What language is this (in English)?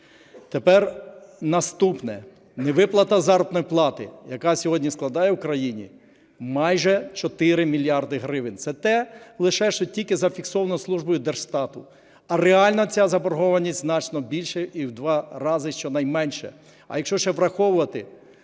Ukrainian